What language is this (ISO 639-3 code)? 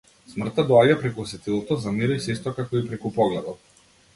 mkd